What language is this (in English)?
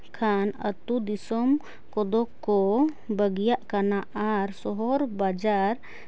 Santali